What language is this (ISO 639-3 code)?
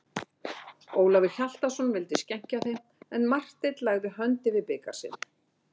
isl